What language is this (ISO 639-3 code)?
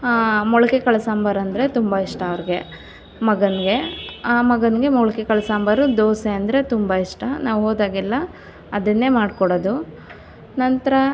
kan